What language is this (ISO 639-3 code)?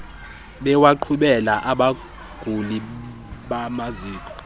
xho